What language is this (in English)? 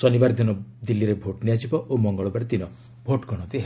Odia